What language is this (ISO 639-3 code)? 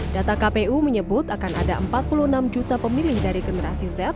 ind